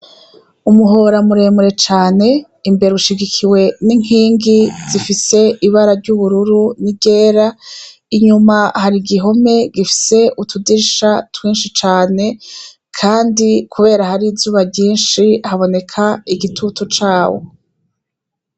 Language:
Rundi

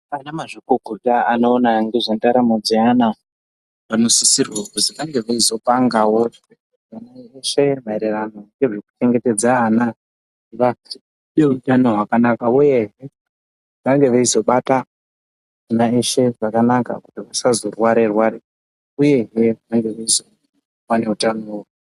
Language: Ndau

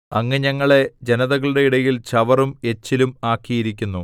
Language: Malayalam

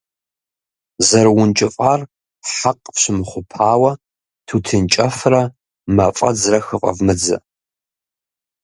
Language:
Kabardian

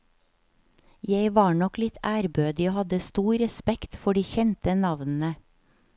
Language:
Norwegian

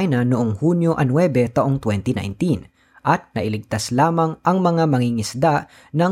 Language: Filipino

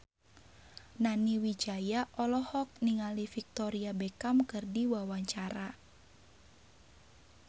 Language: Sundanese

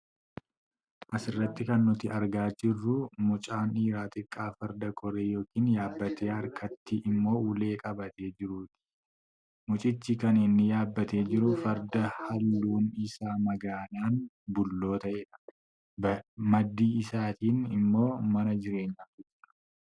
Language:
Oromo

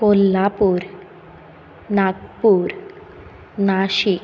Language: Konkani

